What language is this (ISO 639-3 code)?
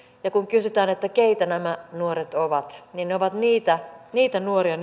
fin